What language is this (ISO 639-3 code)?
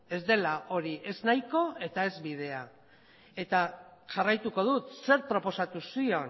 eus